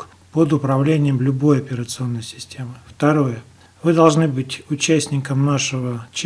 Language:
Russian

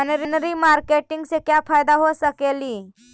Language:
Magahi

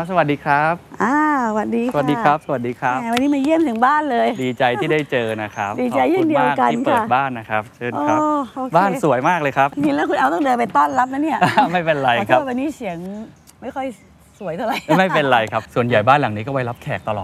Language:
Thai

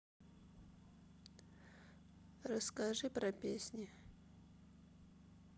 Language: Russian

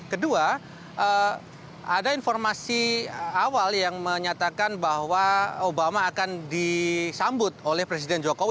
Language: Indonesian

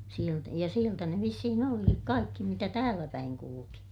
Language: Finnish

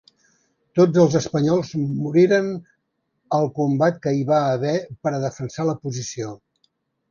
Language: Catalan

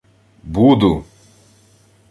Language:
Ukrainian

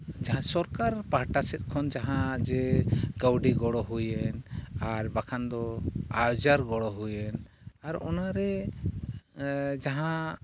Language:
Santali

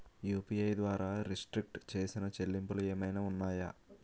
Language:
Telugu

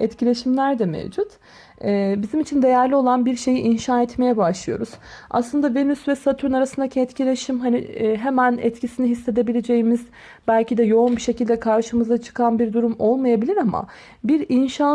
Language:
Turkish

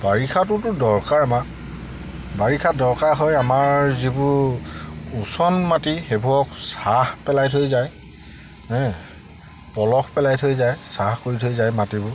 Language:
Assamese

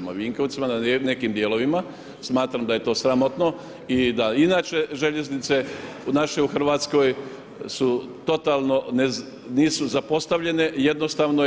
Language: Croatian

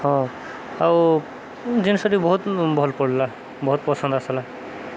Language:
Odia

